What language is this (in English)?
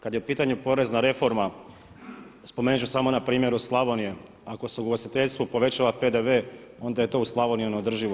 Croatian